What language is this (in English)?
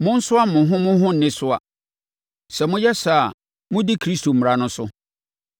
Akan